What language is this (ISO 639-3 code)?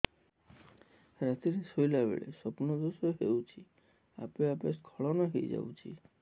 ori